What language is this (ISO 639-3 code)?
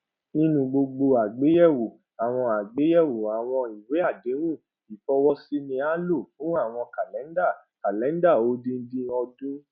yor